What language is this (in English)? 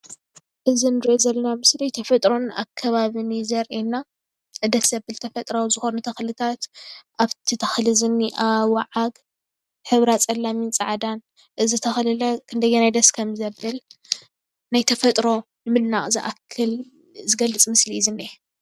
Tigrinya